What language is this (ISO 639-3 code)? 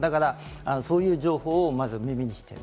jpn